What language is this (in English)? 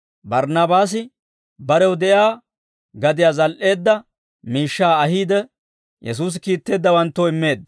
Dawro